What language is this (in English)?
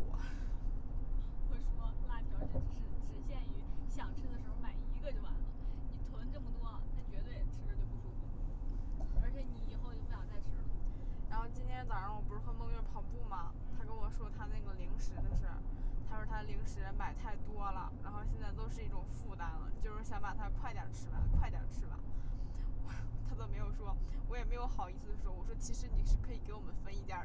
Chinese